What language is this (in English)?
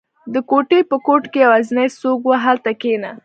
Pashto